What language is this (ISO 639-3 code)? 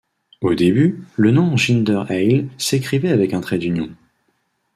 fra